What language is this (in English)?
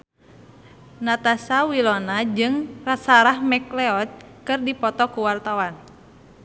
Sundanese